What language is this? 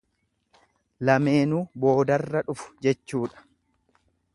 Oromo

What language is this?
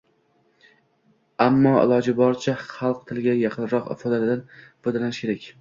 Uzbek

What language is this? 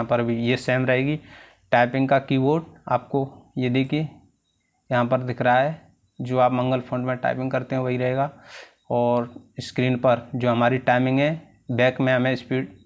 Hindi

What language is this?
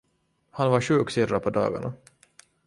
Swedish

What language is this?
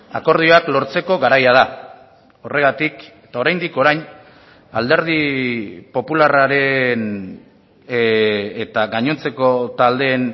Basque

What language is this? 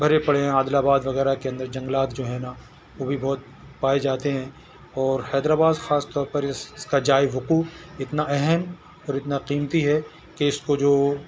Urdu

